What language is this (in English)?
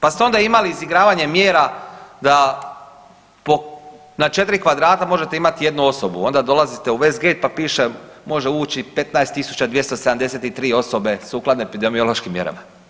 Croatian